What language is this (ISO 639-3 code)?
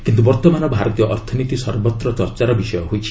ori